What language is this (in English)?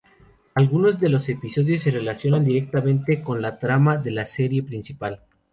Spanish